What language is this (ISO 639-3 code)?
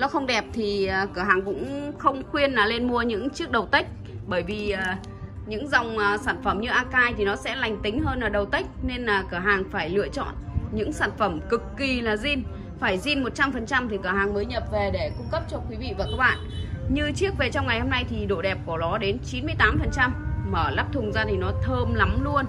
vie